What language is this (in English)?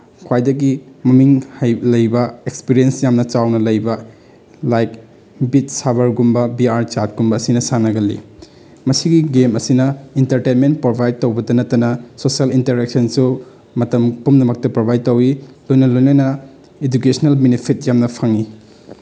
Manipuri